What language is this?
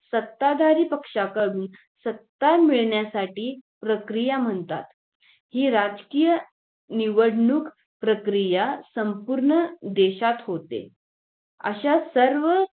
Marathi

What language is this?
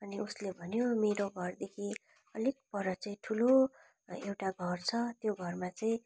Nepali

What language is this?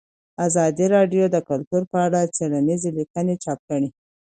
Pashto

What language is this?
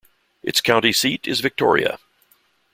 English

